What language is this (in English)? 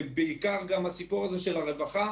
Hebrew